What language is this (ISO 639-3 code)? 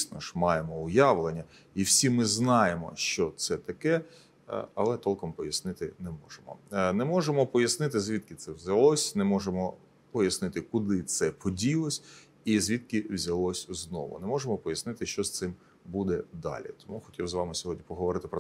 ukr